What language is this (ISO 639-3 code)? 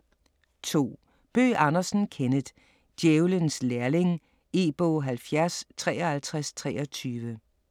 dan